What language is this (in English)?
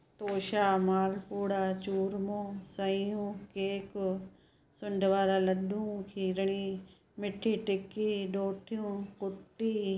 Sindhi